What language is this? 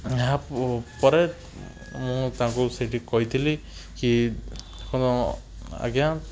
Odia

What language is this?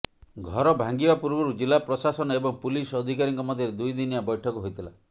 Odia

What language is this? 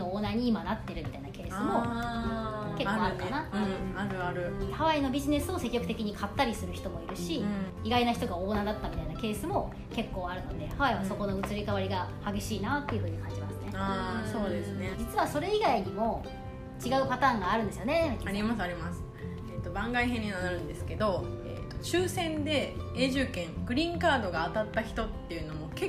Japanese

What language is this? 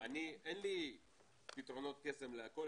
Hebrew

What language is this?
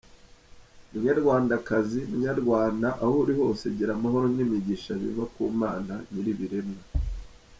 Kinyarwanda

